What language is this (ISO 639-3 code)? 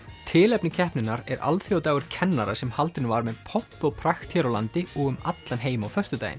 isl